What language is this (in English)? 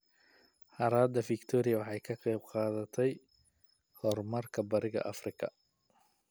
Somali